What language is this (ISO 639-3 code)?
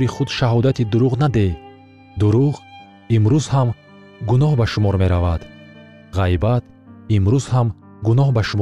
fas